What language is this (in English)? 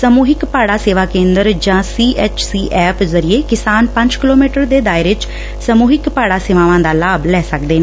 Punjabi